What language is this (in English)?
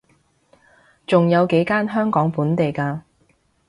Cantonese